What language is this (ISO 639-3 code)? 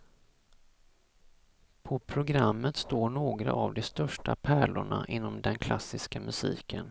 swe